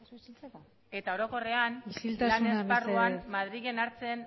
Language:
Basque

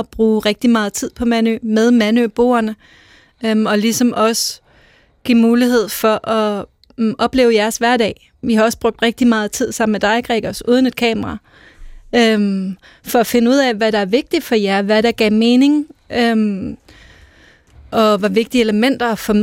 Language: Danish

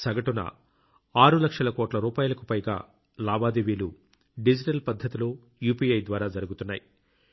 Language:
Telugu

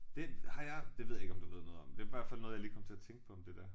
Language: Danish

